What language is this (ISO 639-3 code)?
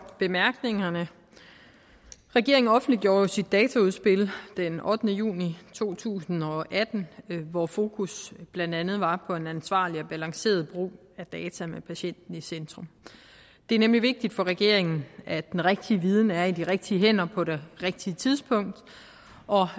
dan